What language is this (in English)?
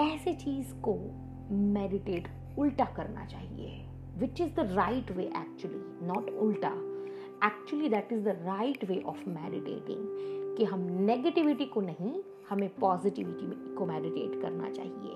Hindi